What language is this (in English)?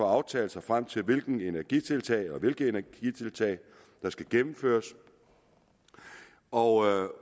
Danish